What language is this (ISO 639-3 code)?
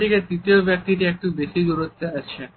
ben